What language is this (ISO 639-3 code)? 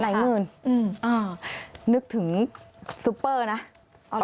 tha